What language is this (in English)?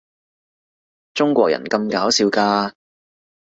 Cantonese